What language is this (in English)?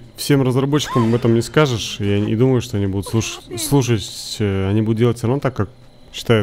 Russian